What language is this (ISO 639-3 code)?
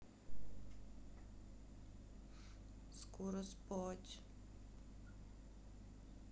rus